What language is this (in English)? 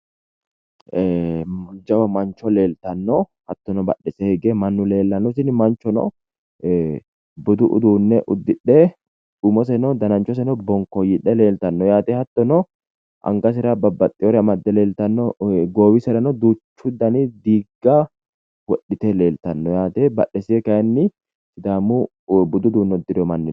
Sidamo